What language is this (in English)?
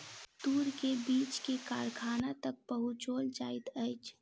Maithili